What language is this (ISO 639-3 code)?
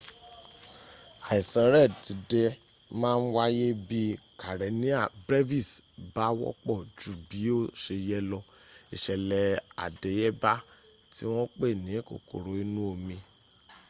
yor